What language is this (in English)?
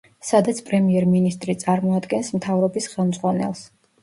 Georgian